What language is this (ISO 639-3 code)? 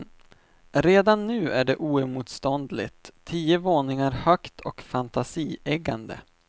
swe